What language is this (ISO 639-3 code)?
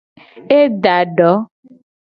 gej